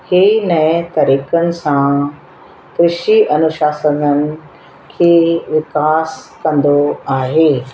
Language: Sindhi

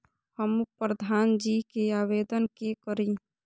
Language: Maithili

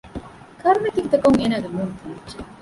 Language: Divehi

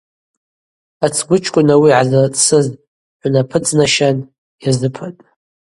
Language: Abaza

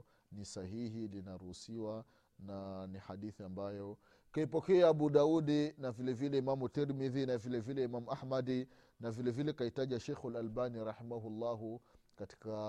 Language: Swahili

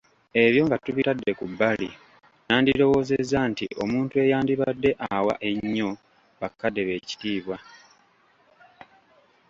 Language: Ganda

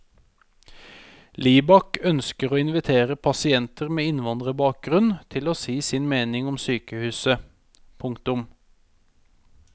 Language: Norwegian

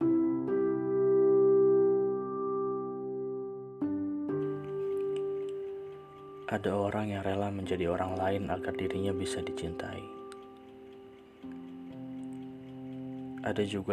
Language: Indonesian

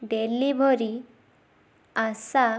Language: Odia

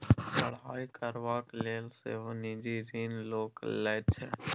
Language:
Maithili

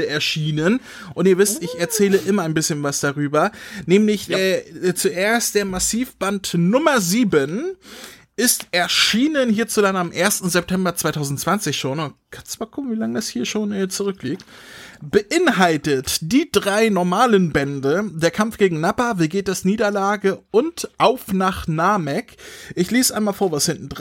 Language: German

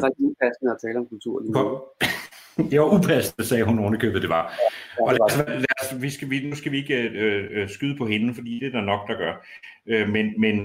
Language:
Danish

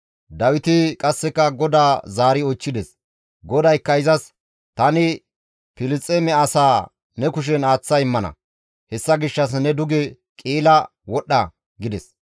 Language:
Gamo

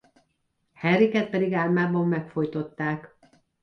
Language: Hungarian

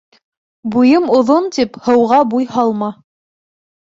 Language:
Bashkir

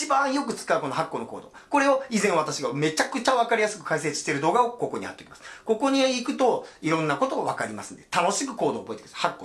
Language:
Japanese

